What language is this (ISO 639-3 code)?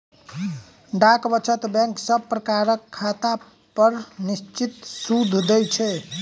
mai